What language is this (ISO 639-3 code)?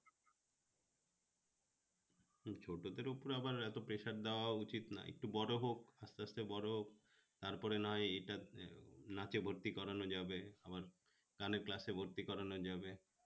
ben